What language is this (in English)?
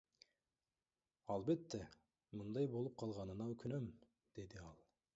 Kyrgyz